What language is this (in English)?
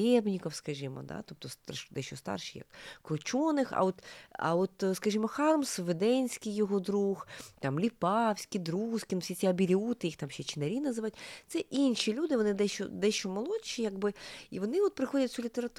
Ukrainian